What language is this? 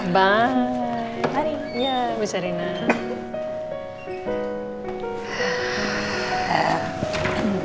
Indonesian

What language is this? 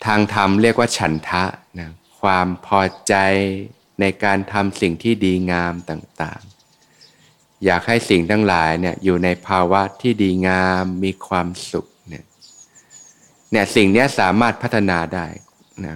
Thai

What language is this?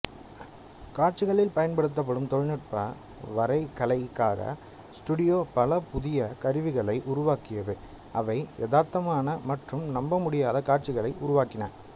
Tamil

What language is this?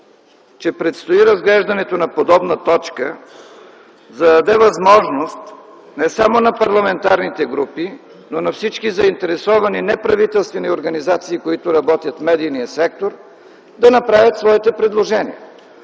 Bulgarian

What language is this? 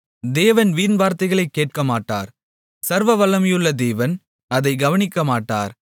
Tamil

